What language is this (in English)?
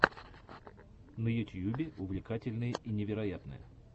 Russian